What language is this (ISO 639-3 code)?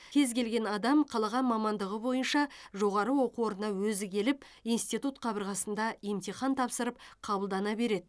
kaz